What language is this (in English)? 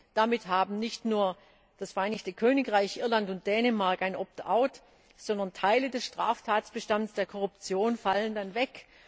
German